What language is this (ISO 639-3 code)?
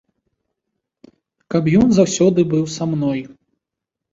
bel